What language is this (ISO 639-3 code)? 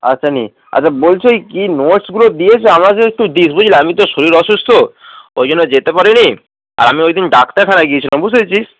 ben